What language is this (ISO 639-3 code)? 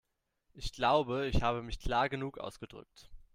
deu